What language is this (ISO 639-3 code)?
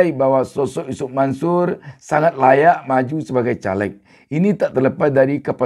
ind